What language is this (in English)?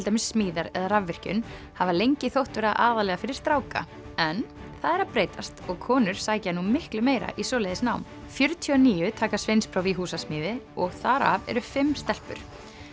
Icelandic